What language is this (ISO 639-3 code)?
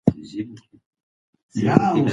pus